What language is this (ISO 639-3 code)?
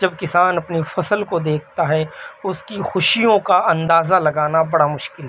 urd